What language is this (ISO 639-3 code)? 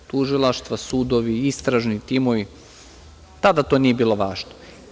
srp